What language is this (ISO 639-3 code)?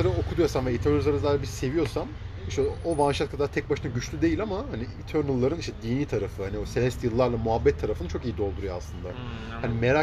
tur